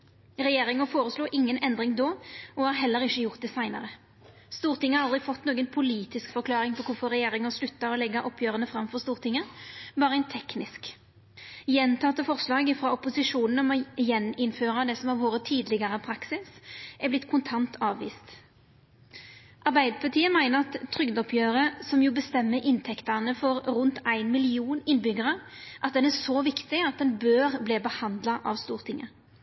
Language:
Norwegian Nynorsk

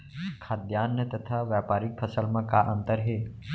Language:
Chhattisgarhi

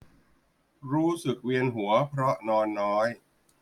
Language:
Thai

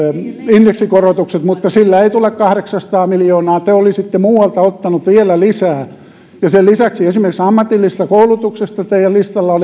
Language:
Finnish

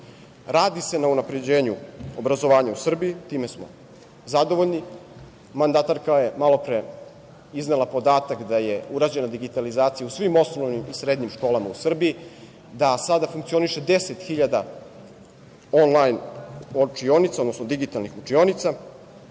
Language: Serbian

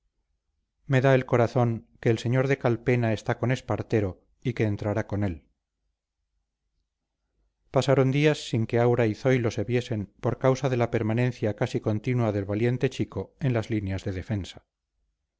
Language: Spanish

